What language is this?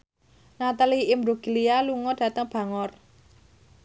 Javanese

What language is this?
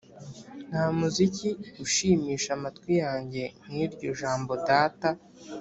Kinyarwanda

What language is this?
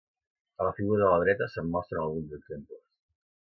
Catalan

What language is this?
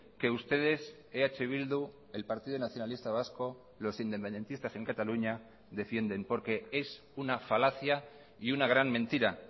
Spanish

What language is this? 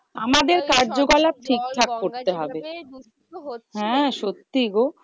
Bangla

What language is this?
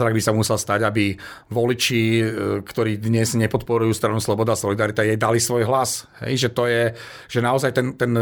Slovak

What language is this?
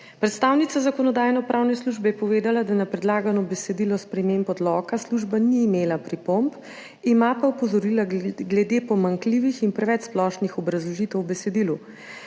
Slovenian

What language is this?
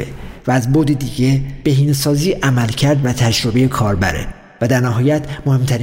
Persian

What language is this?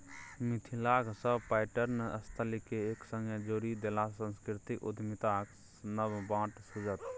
Maithili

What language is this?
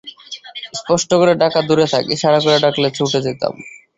Bangla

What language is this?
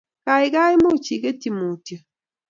Kalenjin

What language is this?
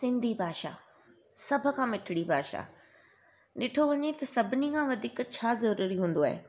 Sindhi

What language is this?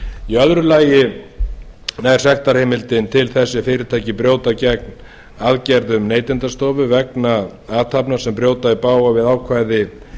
Icelandic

